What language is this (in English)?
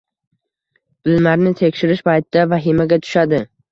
Uzbek